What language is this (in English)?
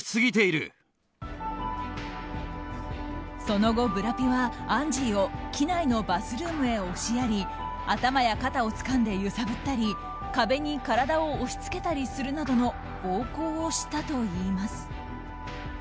Japanese